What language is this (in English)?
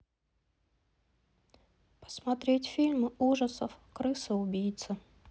Russian